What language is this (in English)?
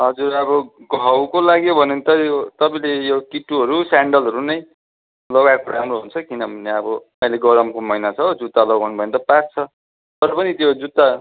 Nepali